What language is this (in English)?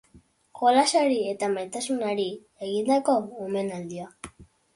Basque